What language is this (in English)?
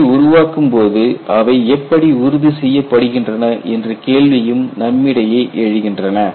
Tamil